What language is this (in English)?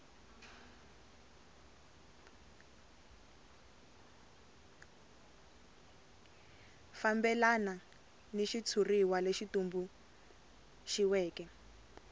Tsonga